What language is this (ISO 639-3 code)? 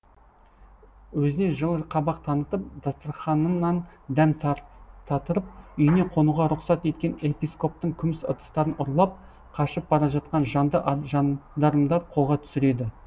kaz